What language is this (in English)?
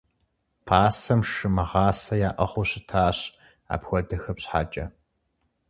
Kabardian